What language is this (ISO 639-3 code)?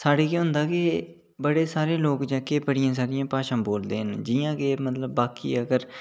doi